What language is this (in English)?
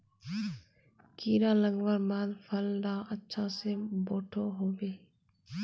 Magahi